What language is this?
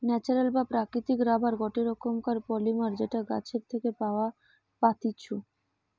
Bangla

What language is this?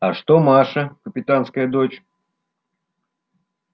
Russian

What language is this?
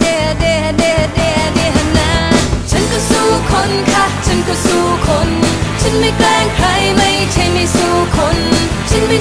Thai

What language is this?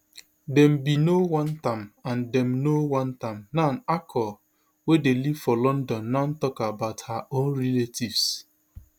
Nigerian Pidgin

